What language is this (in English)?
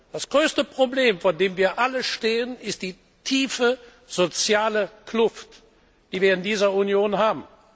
German